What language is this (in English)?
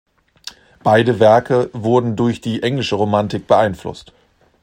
German